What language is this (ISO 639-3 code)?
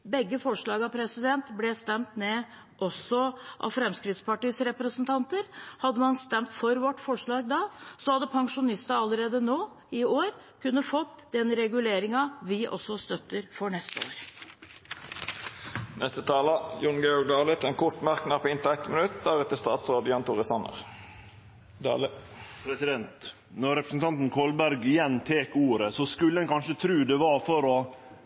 nor